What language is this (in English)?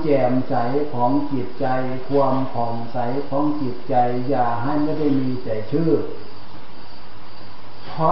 Thai